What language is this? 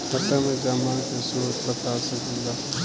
Bhojpuri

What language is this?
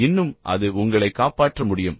Tamil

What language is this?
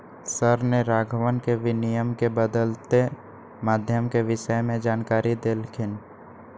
Magahi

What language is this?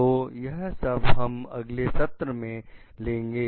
Hindi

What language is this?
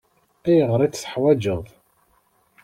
Kabyle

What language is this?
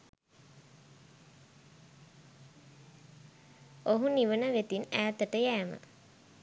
Sinhala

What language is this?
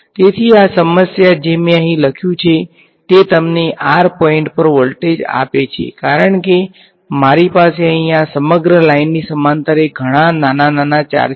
Gujarati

